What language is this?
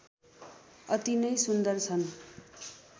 Nepali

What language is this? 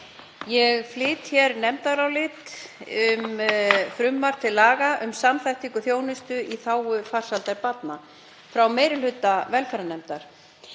Icelandic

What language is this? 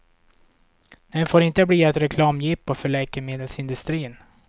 Swedish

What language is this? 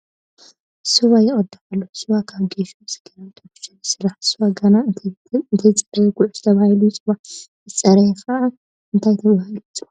Tigrinya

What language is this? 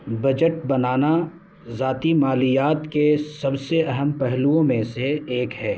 Urdu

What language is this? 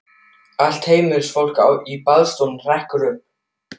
Icelandic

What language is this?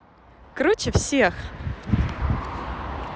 Russian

